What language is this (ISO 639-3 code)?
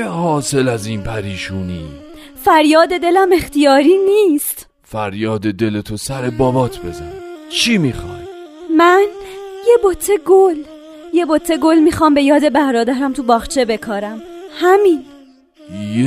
fas